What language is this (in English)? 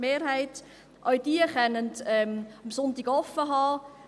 Swiss German